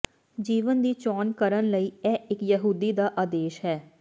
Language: Punjabi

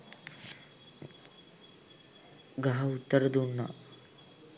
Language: Sinhala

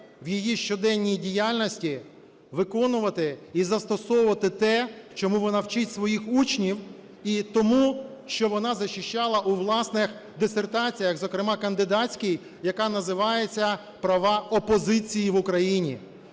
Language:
Ukrainian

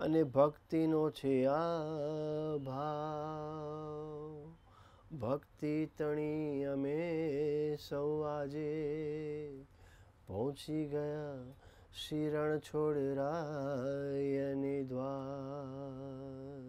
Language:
Gujarati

